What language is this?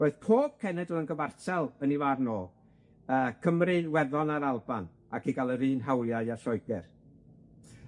Welsh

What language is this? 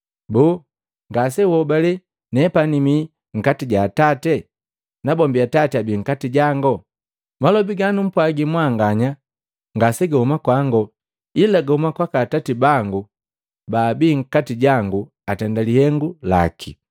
Matengo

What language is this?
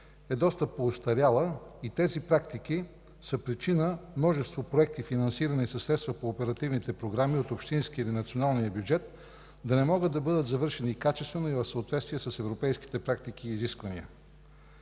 Bulgarian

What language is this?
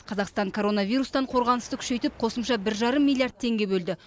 Kazakh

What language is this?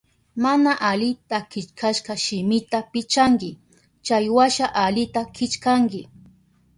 Southern Pastaza Quechua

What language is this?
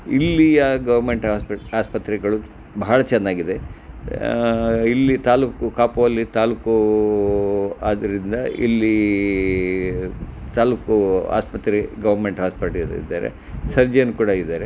Kannada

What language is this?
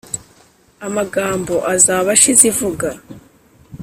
Kinyarwanda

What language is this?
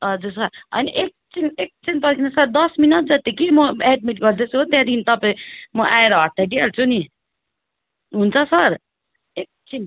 Nepali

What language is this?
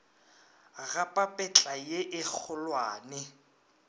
Northern Sotho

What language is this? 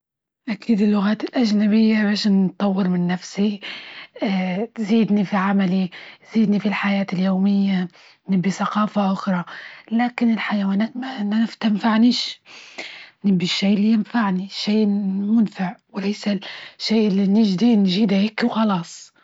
Libyan Arabic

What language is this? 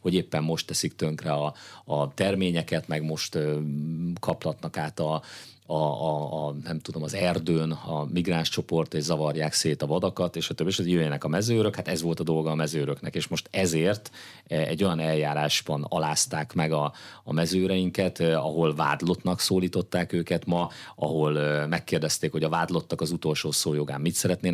Hungarian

